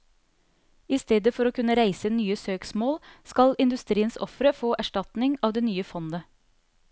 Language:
Norwegian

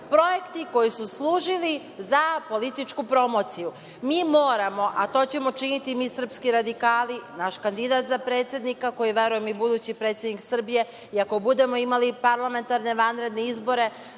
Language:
Serbian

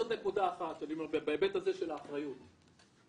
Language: Hebrew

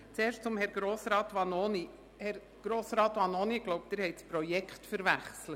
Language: Swiss German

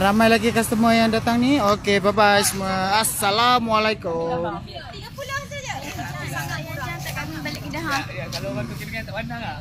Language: Malay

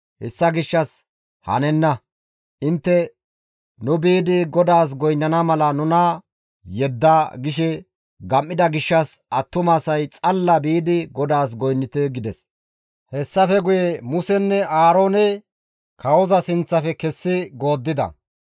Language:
Gamo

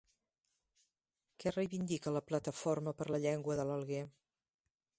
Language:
Catalan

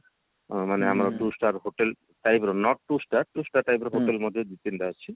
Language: Odia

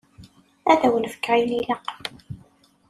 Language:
Kabyle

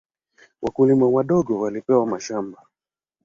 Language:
Swahili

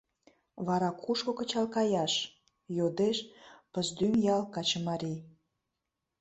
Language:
Mari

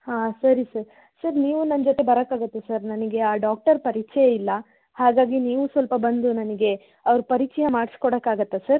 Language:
Kannada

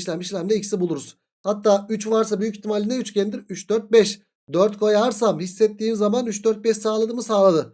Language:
Turkish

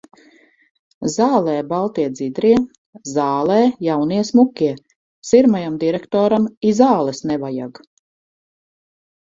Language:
Latvian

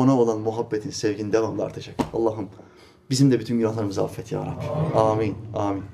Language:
Turkish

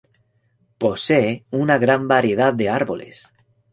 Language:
Spanish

